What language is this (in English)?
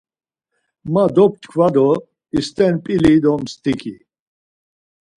Laz